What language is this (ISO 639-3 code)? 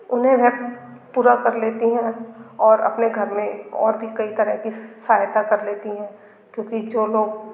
hin